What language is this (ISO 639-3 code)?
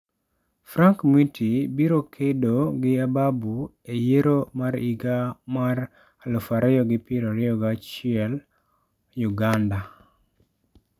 luo